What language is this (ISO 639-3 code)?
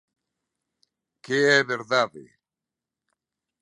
glg